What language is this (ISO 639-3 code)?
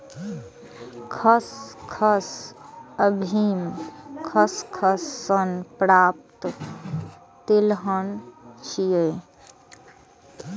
mai